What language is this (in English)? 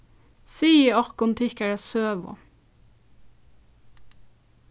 Faroese